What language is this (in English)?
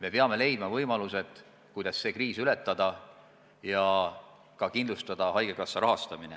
Estonian